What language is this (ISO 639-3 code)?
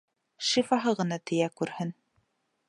bak